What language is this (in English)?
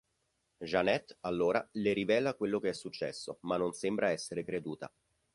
Italian